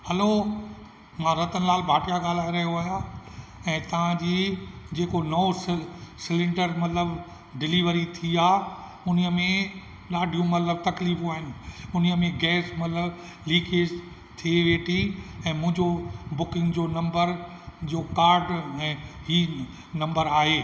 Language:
Sindhi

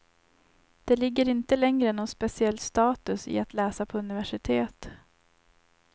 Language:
Swedish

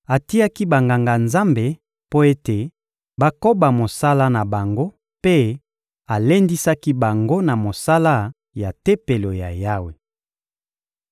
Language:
Lingala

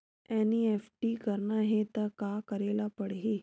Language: Chhattisgarhi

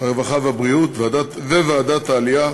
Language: Hebrew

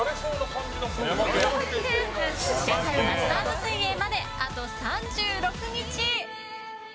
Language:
Japanese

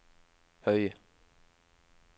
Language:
Norwegian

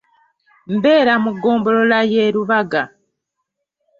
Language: Ganda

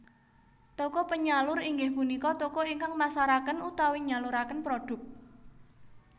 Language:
Javanese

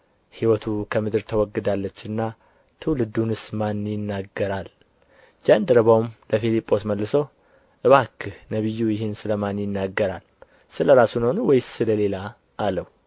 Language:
Amharic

